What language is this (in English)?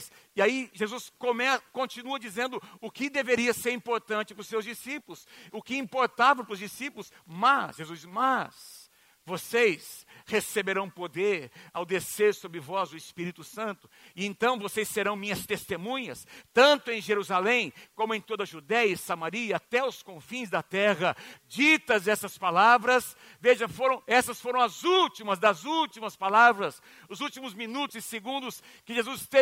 Portuguese